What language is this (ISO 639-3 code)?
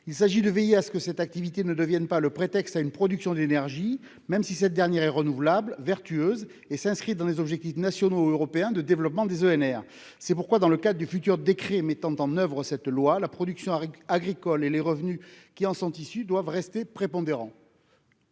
fra